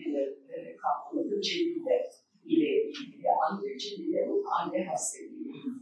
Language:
Turkish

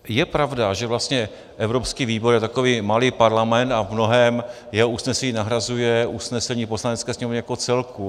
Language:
Czech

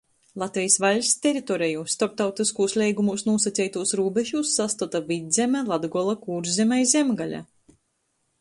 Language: Latgalian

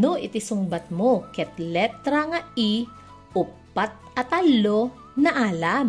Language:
Filipino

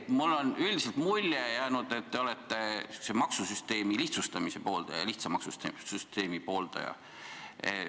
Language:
Estonian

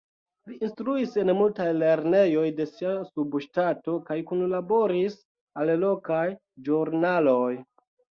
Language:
Esperanto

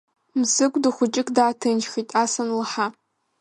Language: Abkhazian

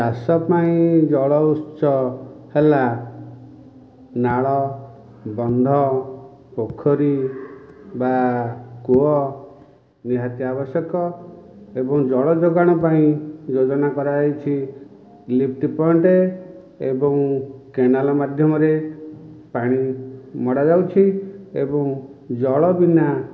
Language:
Odia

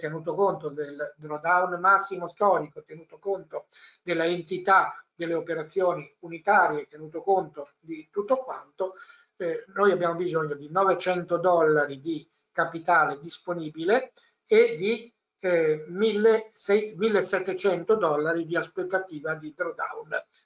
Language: Italian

